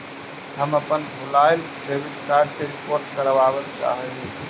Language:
Magahi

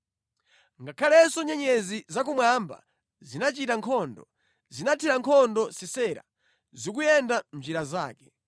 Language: Nyanja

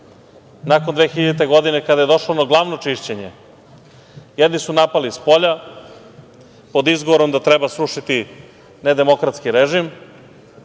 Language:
Serbian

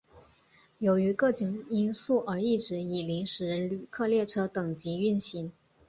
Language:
Chinese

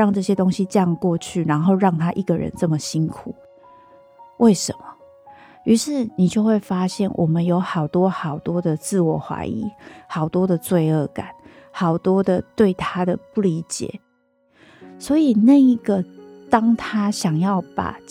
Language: Chinese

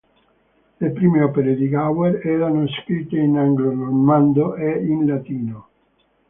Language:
Italian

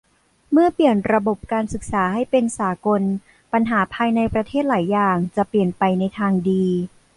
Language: Thai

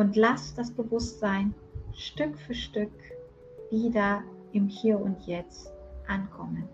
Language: German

